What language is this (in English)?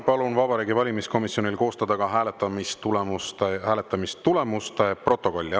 Estonian